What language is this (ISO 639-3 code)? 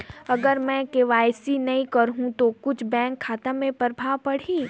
hne